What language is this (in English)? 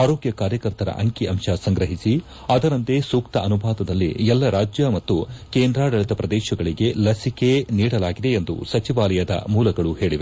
Kannada